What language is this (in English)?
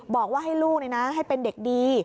Thai